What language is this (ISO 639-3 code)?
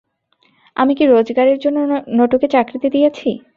ben